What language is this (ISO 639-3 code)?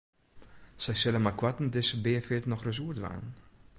fry